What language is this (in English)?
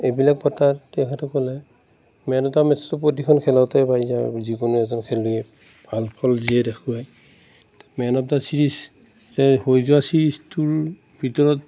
Assamese